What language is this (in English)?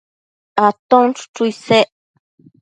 Matsés